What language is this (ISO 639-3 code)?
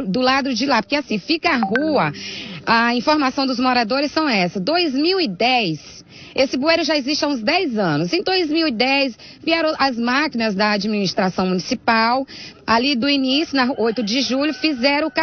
por